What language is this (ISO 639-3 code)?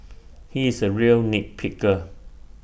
eng